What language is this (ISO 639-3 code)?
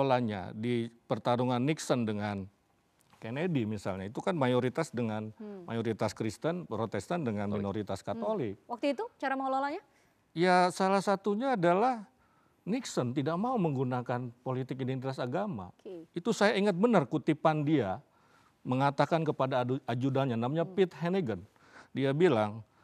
ind